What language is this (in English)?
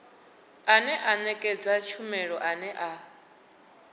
Venda